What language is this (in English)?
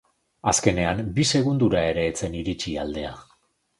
Basque